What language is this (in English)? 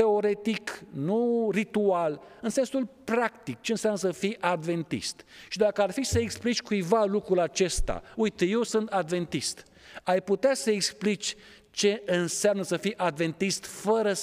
Romanian